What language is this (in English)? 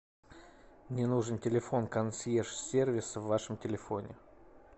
Russian